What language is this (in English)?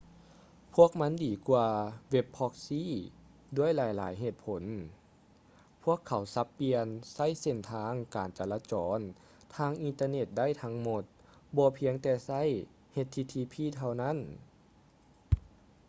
Lao